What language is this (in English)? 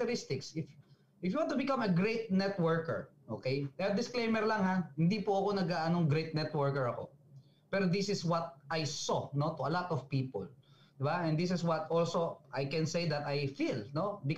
Filipino